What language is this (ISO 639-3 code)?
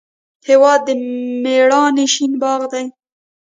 pus